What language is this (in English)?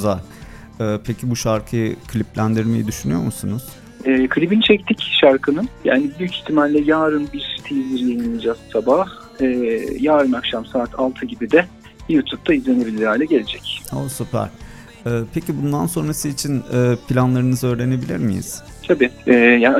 Turkish